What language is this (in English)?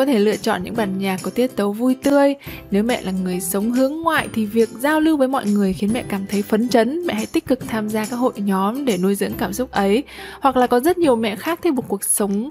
Vietnamese